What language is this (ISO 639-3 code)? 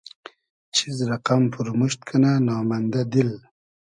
haz